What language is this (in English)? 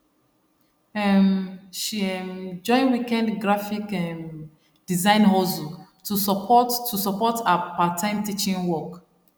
Nigerian Pidgin